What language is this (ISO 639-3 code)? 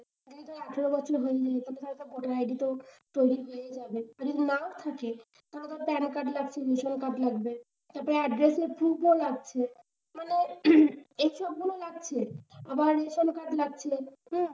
ben